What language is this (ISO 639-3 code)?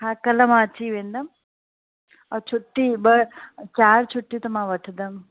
snd